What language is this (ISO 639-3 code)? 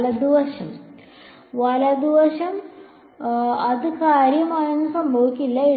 mal